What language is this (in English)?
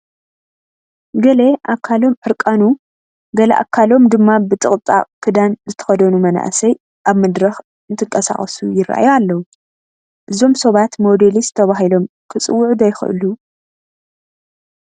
Tigrinya